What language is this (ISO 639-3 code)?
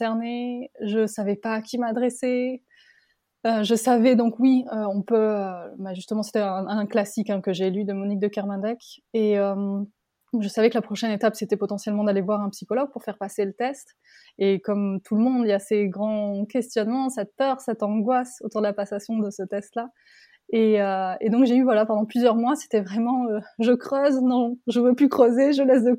fra